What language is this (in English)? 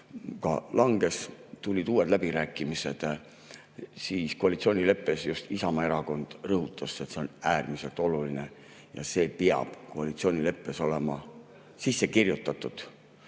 Estonian